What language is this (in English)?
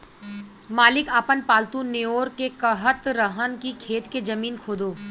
Bhojpuri